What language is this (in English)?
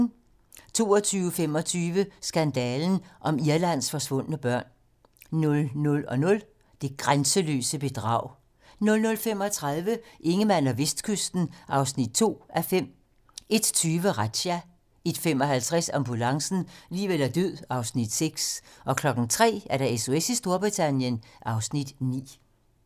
Danish